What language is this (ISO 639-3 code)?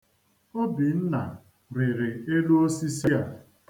ibo